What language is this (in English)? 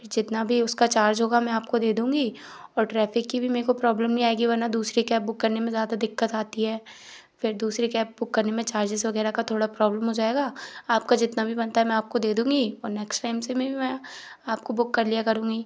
Hindi